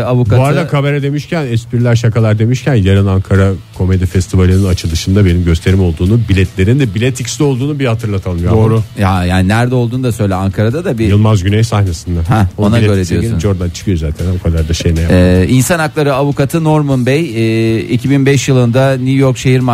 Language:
Turkish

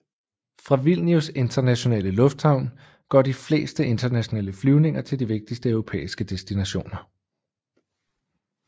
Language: Danish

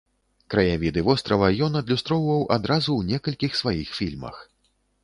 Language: Belarusian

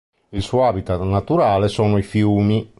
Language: Italian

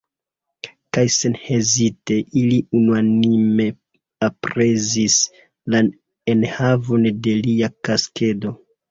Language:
Esperanto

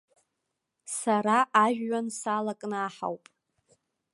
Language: Abkhazian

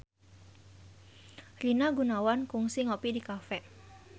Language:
Sundanese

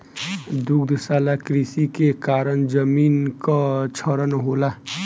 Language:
Bhojpuri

